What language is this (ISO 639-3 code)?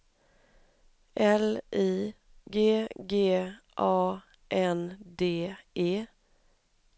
swe